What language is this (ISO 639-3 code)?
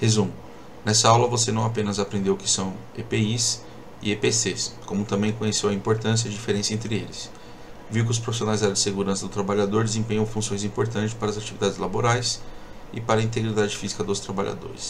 por